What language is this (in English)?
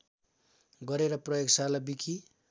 Nepali